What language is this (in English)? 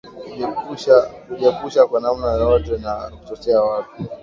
Swahili